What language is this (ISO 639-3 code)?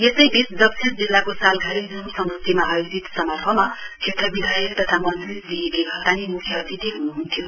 nep